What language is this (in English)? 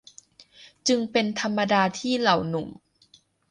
Thai